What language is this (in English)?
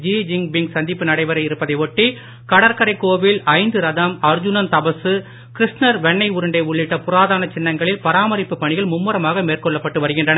Tamil